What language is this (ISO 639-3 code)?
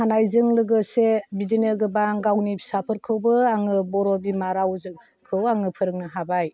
brx